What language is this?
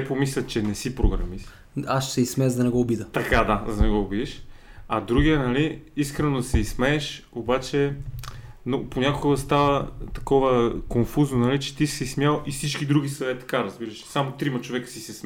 Bulgarian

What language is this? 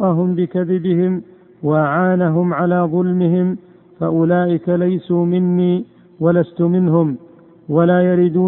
Arabic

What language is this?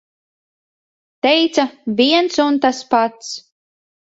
Latvian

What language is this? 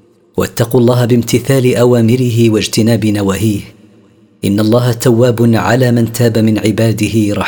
Arabic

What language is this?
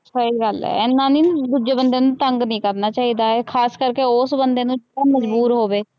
Punjabi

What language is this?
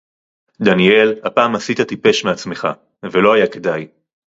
Hebrew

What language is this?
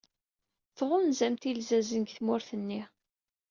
Kabyle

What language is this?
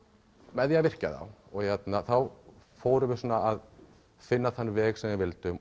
Icelandic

